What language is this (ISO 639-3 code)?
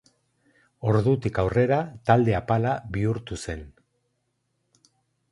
eus